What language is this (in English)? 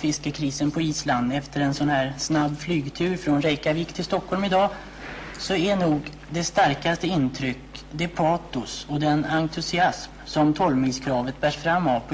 Swedish